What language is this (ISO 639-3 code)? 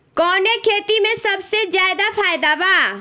bho